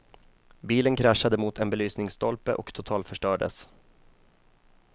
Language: Swedish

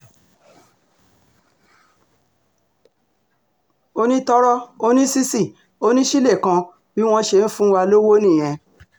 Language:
Yoruba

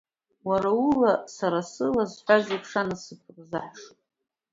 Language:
Abkhazian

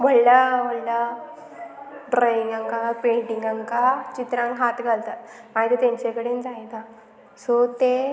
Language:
Konkani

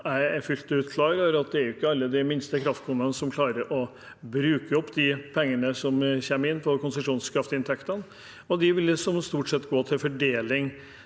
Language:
Norwegian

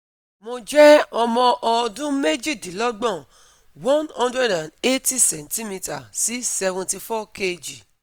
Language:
Yoruba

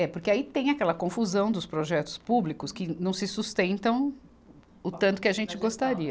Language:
Portuguese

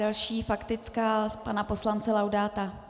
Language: Czech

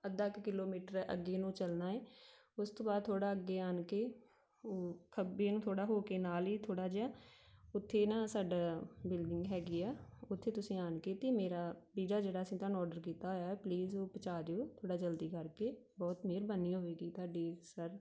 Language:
Punjabi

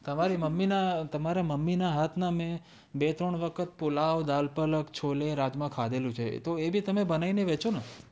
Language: Gujarati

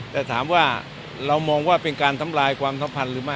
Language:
Thai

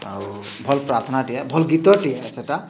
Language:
Odia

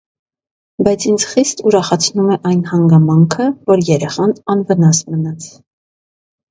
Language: Armenian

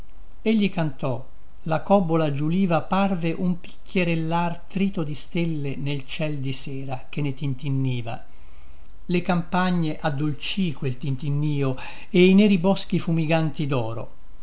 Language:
Italian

